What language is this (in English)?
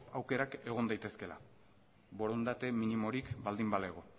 Basque